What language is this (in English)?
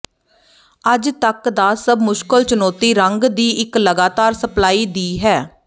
Punjabi